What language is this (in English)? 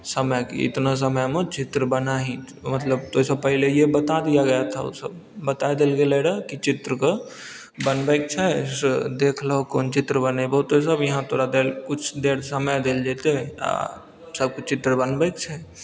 Maithili